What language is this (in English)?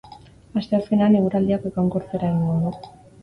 Basque